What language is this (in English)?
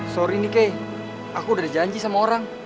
Indonesian